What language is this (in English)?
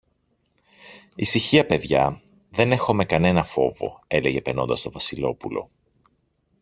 Greek